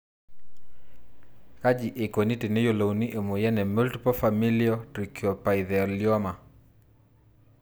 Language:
Masai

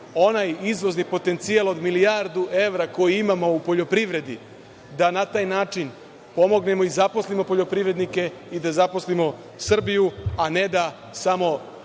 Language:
Serbian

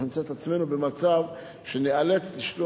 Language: Hebrew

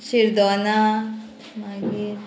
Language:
Konkani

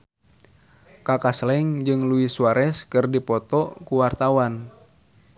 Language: Sundanese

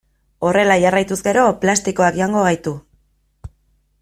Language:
Basque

